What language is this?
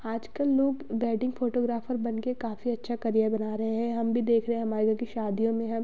Hindi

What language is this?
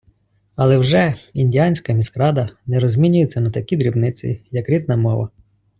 Ukrainian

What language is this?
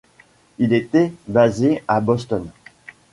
French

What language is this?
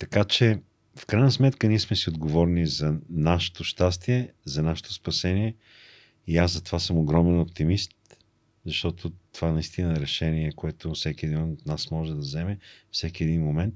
Bulgarian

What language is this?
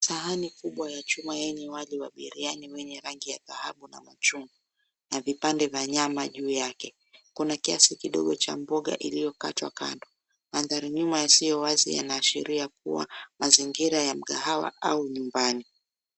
Swahili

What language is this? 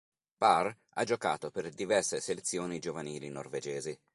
Italian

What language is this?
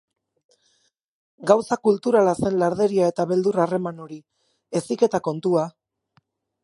Basque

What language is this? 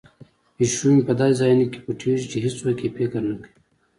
Pashto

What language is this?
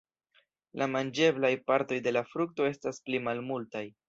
Esperanto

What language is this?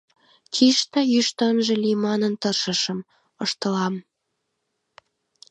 Mari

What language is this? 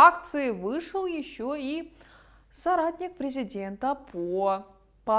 Russian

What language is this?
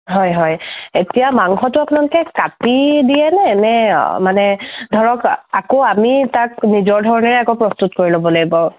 Assamese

